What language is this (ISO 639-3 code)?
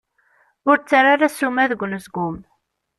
kab